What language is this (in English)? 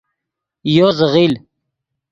Yidgha